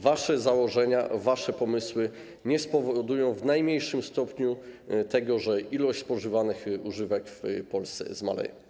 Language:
Polish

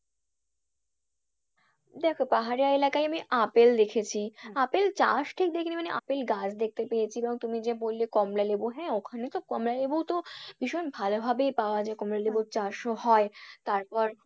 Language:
Bangla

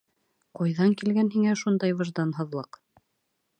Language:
Bashkir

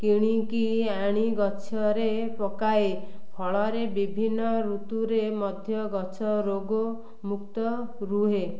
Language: Odia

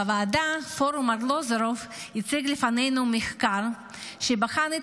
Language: Hebrew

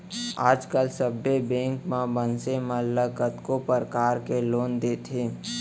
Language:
Chhattisgarhi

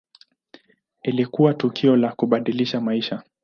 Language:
Swahili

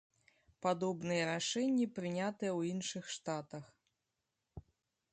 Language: Belarusian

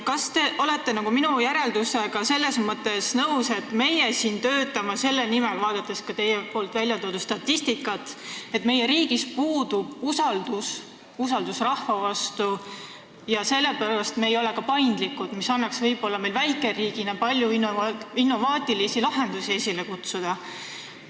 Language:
Estonian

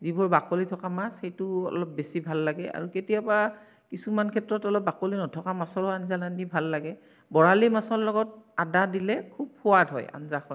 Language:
Assamese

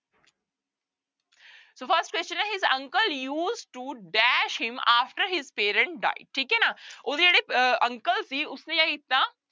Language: Punjabi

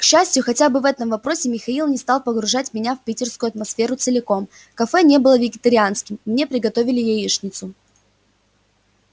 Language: Russian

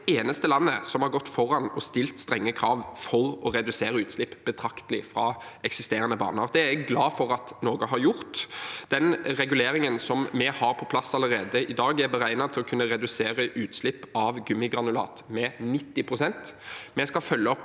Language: Norwegian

